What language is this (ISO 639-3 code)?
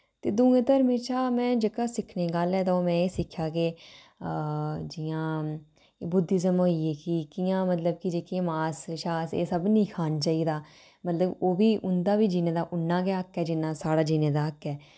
doi